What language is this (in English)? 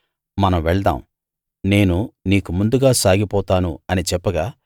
Telugu